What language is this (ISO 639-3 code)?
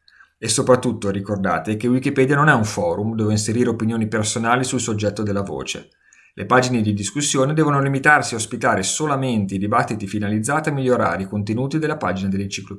ita